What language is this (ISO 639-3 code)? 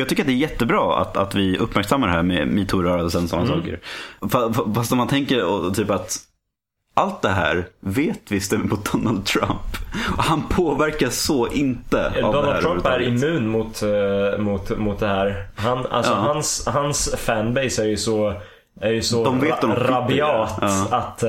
swe